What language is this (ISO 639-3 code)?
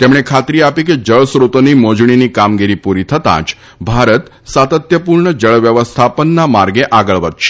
guj